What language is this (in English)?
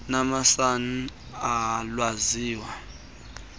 Xhosa